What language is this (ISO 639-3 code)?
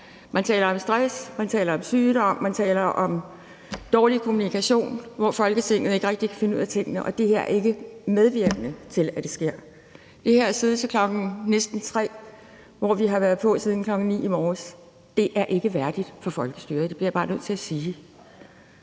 dan